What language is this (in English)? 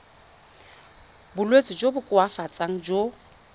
Tswana